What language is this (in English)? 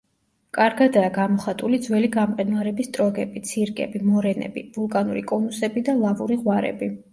Georgian